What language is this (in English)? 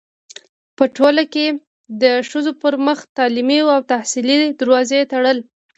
Pashto